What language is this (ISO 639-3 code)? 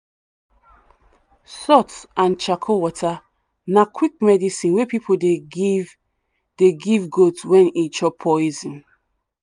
pcm